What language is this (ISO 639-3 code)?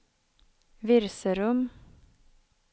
swe